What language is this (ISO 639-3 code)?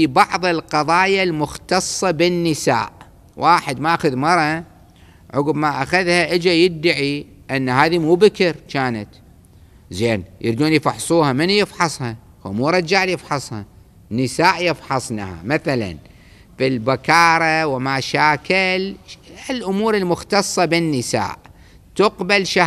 ara